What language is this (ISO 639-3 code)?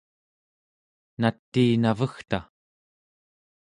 esu